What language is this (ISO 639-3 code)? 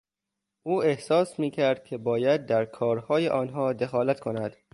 fas